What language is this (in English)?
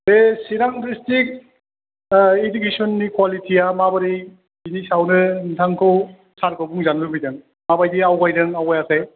Bodo